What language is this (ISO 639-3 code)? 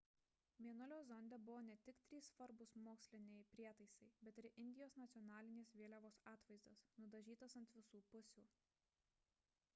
lit